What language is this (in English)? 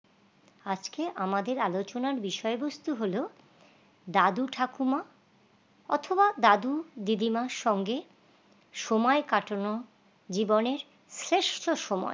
Bangla